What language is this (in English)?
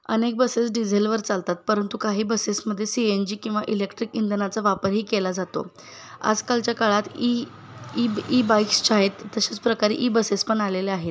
Marathi